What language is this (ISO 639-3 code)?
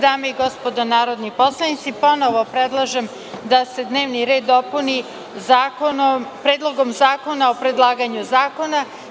srp